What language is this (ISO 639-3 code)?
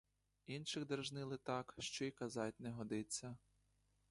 ukr